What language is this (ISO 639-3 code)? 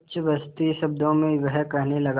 hin